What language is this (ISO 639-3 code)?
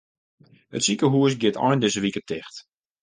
fry